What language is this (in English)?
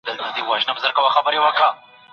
Pashto